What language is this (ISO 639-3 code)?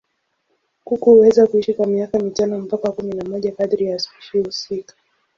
swa